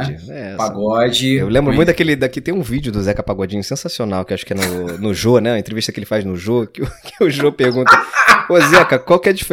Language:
Portuguese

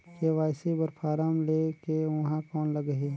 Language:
Chhattisgarhi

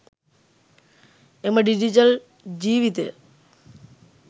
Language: Sinhala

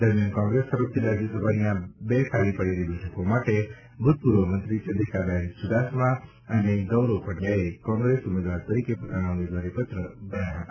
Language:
Gujarati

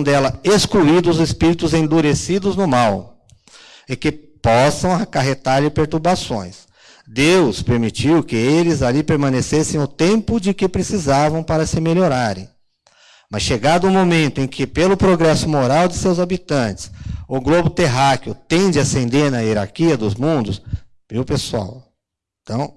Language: Portuguese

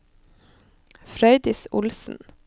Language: Norwegian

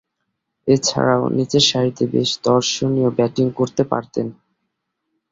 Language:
Bangla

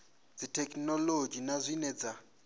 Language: Venda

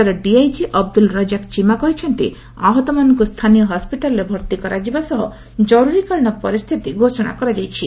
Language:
Odia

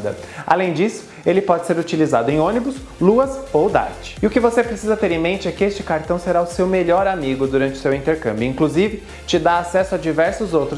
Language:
Portuguese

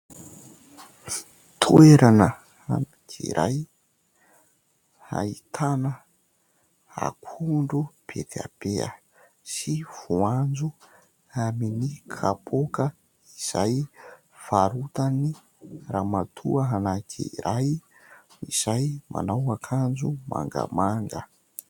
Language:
Malagasy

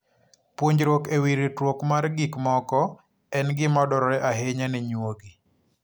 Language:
Luo (Kenya and Tanzania)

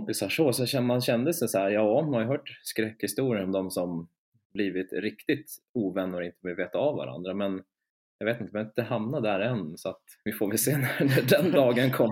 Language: Swedish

